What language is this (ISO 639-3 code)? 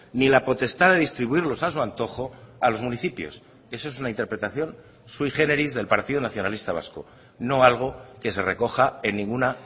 spa